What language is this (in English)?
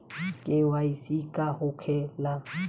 Bhojpuri